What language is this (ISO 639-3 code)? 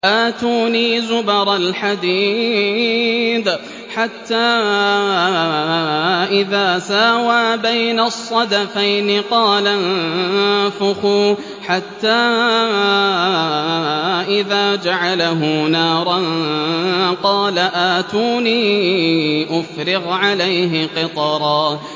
ara